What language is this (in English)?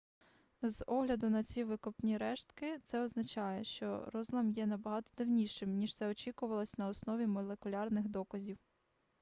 Ukrainian